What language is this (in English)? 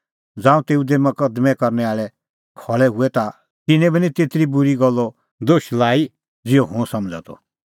Kullu Pahari